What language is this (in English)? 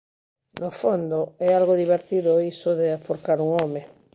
Galician